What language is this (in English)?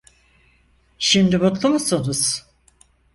Turkish